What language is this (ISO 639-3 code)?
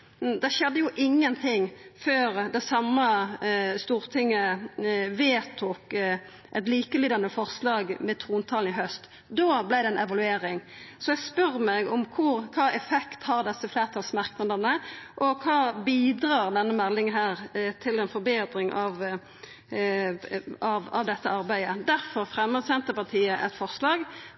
nno